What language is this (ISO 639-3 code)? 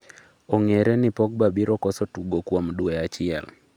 luo